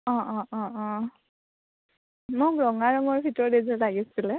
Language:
Assamese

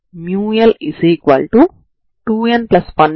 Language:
Telugu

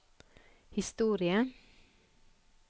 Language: Norwegian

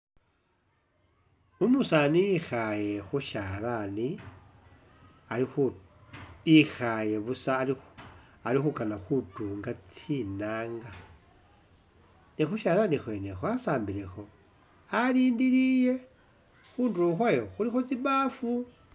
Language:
Masaaba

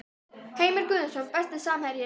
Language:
Icelandic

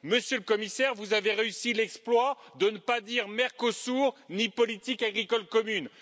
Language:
French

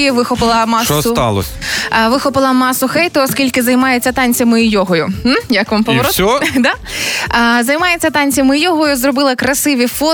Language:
Ukrainian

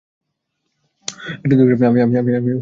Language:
Bangla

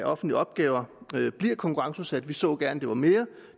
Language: Danish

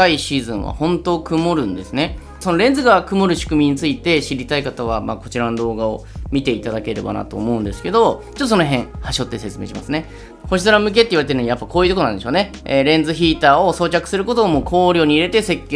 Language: Japanese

